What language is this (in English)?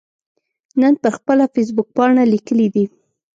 Pashto